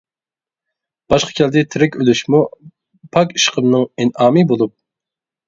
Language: Uyghur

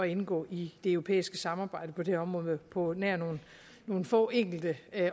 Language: Danish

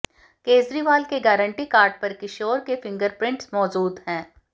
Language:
Hindi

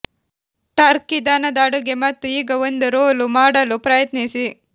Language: Kannada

